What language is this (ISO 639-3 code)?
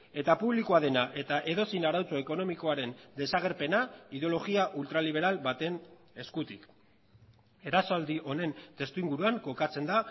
eus